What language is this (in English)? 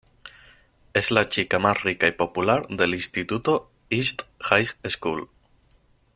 Spanish